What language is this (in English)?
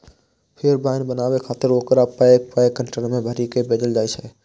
Maithili